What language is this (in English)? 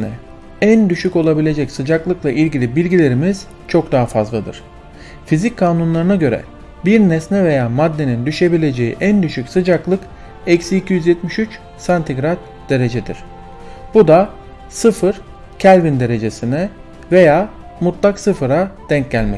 Turkish